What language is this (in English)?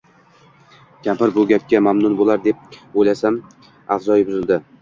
Uzbek